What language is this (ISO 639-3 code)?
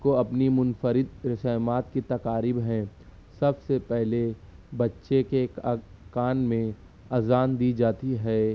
urd